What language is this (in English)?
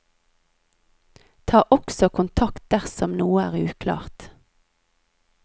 Norwegian